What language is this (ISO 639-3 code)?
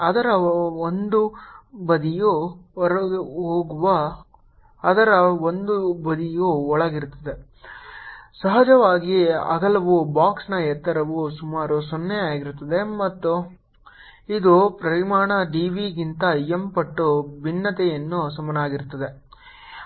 kan